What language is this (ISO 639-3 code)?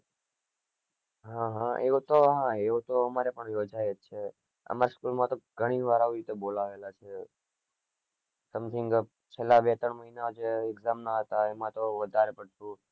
guj